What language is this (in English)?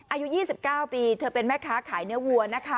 Thai